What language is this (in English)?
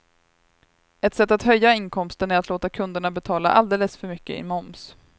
Swedish